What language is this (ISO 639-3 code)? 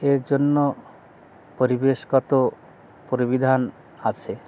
ben